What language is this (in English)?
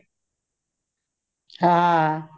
Punjabi